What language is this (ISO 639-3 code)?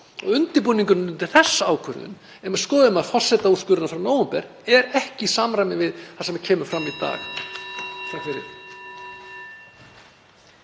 isl